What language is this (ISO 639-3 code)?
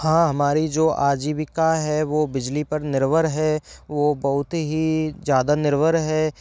hin